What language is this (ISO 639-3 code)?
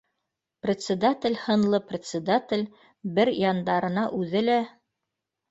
bak